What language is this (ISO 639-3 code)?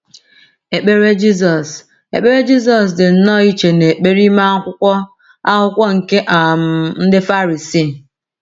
ibo